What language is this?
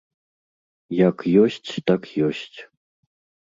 Belarusian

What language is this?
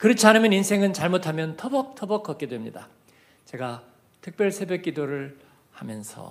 Korean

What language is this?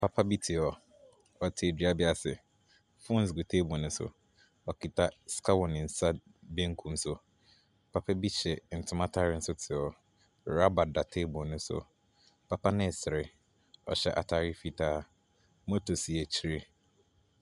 Akan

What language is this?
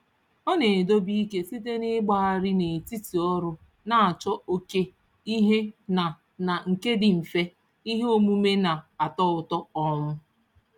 Igbo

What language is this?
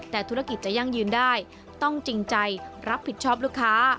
Thai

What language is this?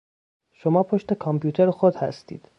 Persian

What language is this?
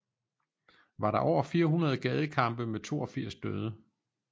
Danish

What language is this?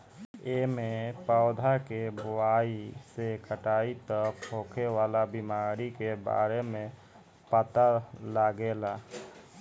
Bhojpuri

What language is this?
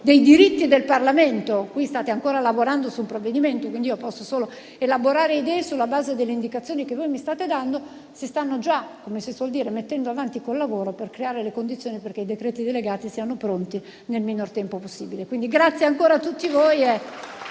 Italian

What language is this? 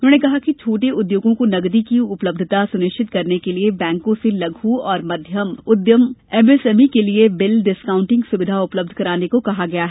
Hindi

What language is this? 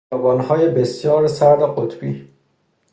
Persian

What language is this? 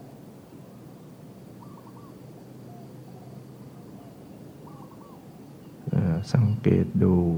Thai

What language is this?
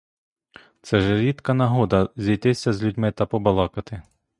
Ukrainian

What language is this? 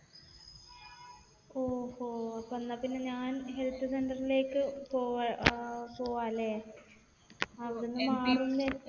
Malayalam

